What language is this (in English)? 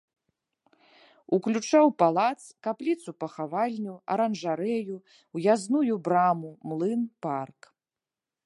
Belarusian